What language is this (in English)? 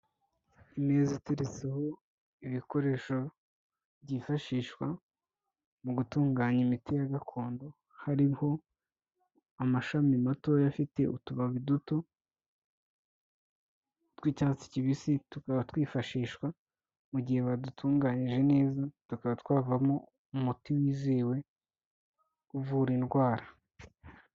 Kinyarwanda